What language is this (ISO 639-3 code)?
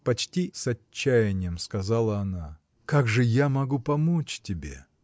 rus